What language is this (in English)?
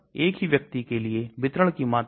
Hindi